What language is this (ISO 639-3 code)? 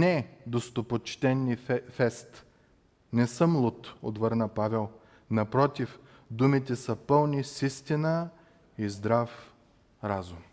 bul